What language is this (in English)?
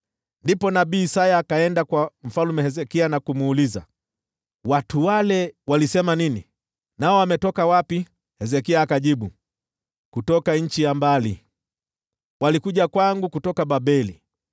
Swahili